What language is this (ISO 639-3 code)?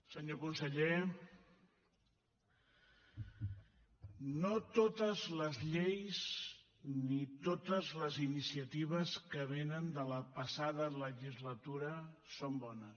cat